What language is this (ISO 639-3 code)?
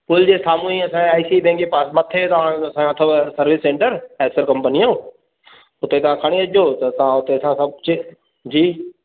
snd